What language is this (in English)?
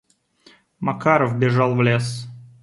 Russian